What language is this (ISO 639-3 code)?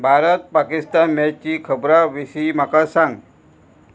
kok